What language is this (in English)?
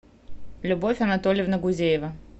Russian